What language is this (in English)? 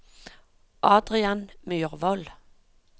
Norwegian